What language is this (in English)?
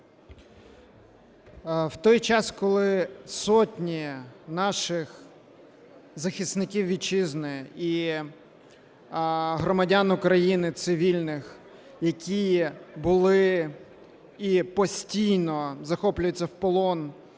Ukrainian